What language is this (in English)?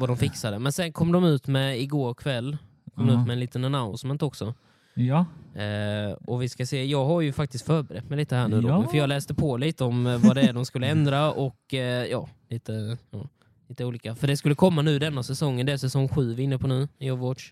Swedish